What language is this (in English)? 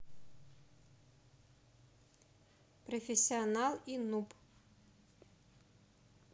Russian